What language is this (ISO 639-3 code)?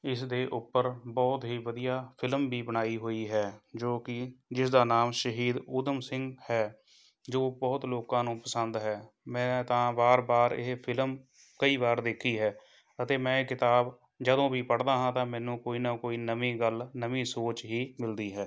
pan